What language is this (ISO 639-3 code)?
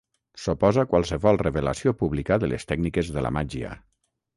cat